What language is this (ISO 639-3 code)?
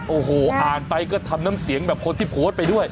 tha